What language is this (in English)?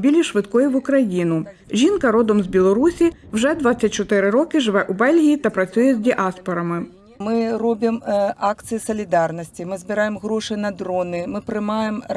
Ukrainian